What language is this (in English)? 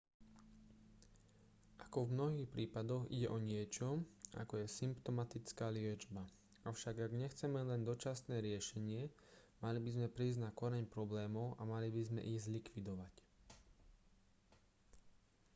Slovak